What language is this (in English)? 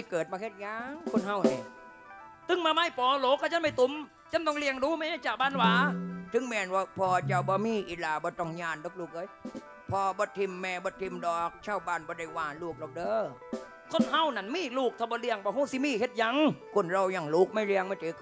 Thai